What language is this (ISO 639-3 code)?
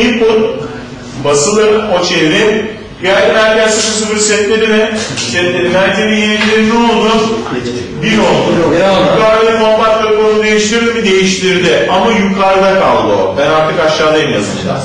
tur